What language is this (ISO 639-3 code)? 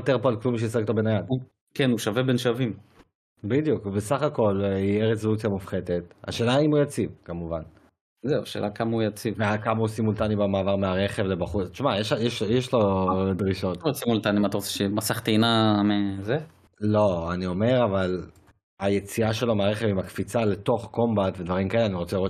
heb